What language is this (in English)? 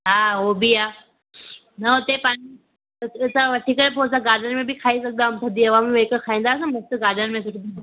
Sindhi